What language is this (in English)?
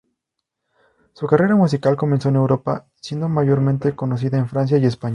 Spanish